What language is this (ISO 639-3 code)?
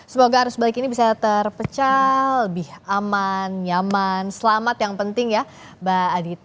ind